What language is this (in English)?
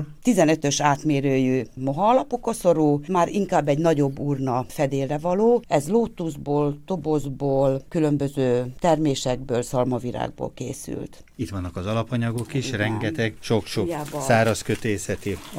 Hungarian